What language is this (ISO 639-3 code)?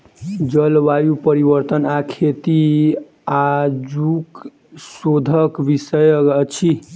mai